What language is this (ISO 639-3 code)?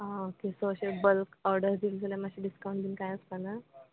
kok